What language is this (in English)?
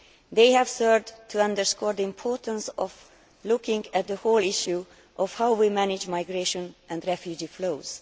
English